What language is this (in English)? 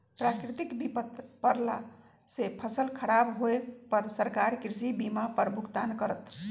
Magahi